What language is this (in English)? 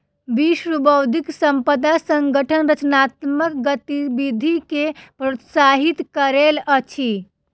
Maithili